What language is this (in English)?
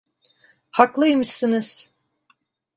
Turkish